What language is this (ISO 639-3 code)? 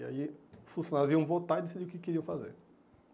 por